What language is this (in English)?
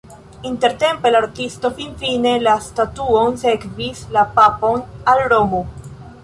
Esperanto